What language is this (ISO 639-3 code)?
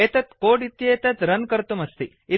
san